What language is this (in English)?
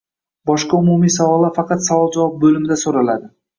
Uzbek